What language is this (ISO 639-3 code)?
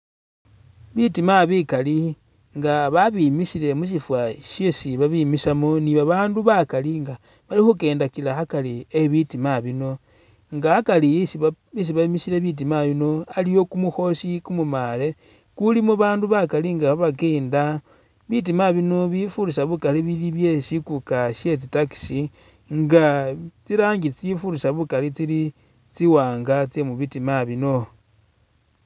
myx